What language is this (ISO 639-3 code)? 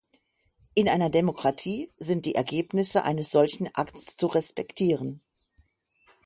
deu